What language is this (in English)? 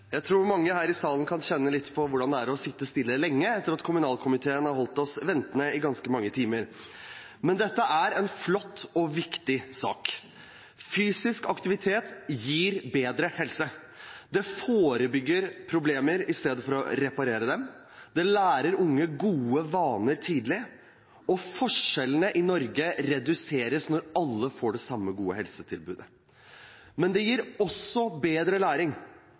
Norwegian